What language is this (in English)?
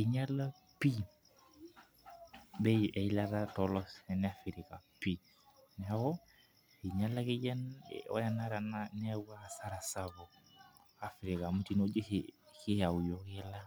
Masai